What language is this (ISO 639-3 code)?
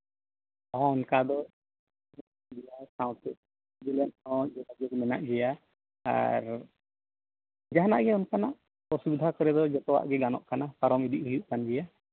sat